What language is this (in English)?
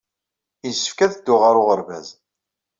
Kabyle